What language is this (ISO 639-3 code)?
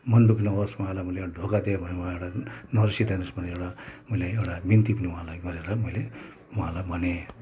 nep